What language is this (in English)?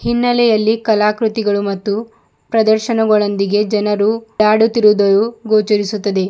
Kannada